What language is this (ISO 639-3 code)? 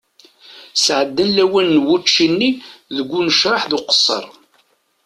kab